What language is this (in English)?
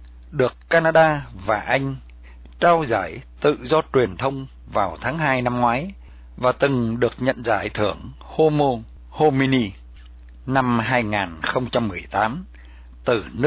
Vietnamese